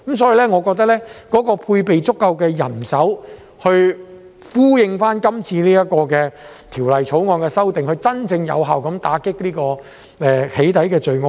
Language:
Cantonese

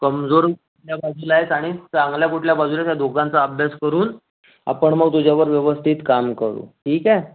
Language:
Marathi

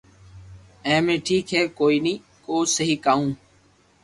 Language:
Loarki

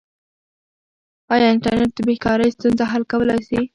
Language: Pashto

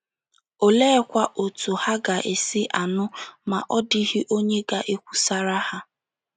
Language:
Igbo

